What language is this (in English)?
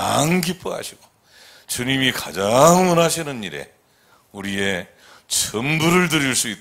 Korean